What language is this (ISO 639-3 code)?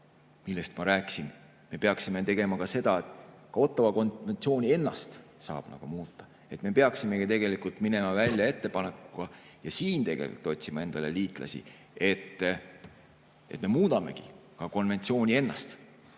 est